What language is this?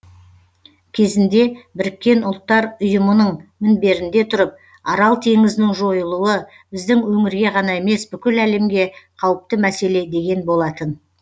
Kazakh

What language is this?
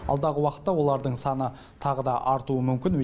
Kazakh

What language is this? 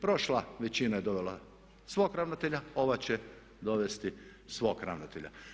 Croatian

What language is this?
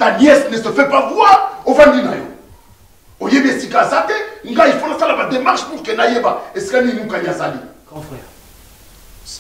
French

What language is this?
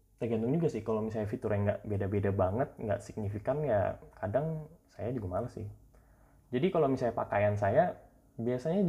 Indonesian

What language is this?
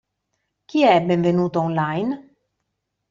Italian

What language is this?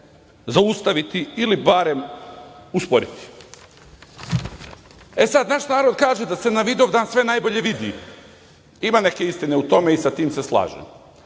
Serbian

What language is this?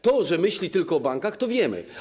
Polish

